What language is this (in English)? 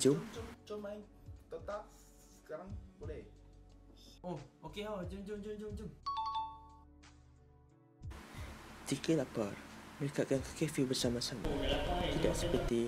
Malay